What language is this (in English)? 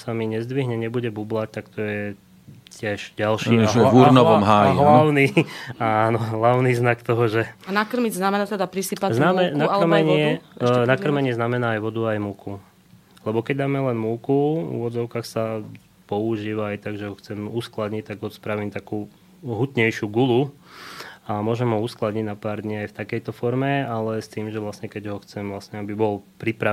Slovak